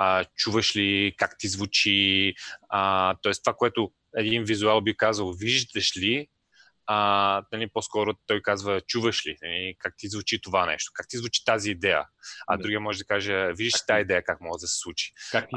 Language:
Bulgarian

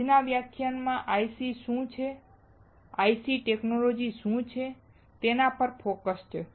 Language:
Gujarati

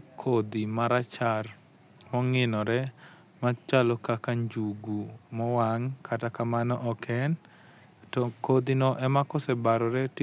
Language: Luo (Kenya and Tanzania)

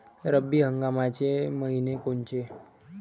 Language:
Marathi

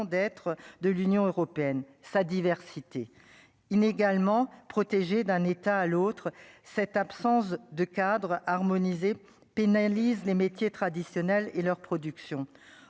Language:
French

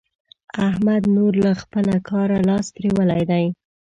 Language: Pashto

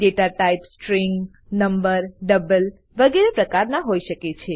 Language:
Gujarati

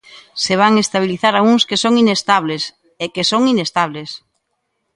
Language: Galician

